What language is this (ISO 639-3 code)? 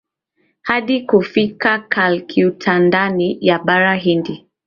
swa